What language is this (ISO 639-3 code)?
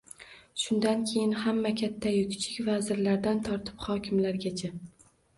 uzb